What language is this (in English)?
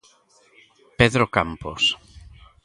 Galician